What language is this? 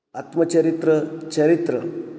Marathi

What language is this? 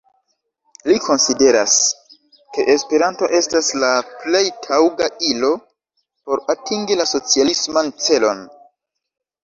Esperanto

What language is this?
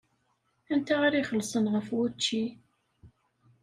Kabyle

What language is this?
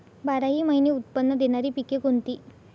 Marathi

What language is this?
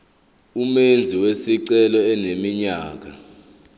Zulu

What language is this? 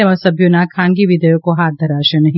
Gujarati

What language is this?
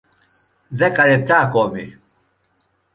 Greek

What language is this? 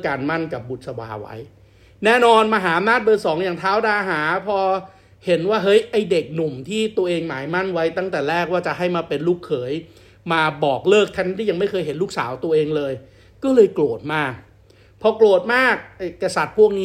Thai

